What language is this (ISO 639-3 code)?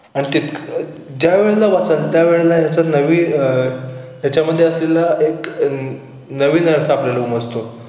mar